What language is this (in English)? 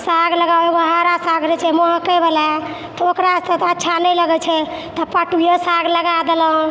Maithili